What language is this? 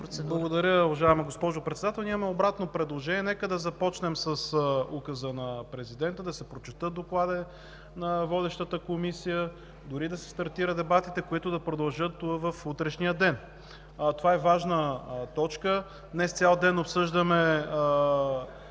Bulgarian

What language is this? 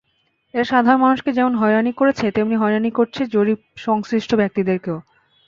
Bangla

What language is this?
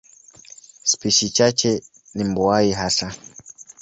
Swahili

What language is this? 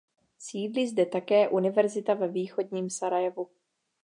Czech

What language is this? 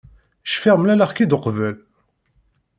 Kabyle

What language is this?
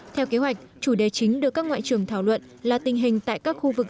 Vietnamese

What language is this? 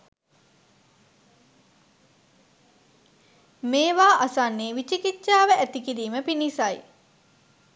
Sinhala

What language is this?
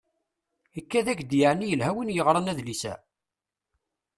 Kabyle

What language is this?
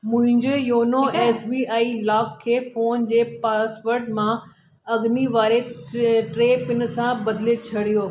Sindhi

